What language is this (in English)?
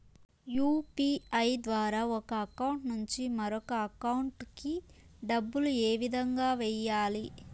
Telugu